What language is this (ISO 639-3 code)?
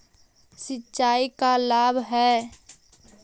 mag